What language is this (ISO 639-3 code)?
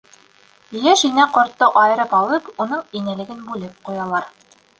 bak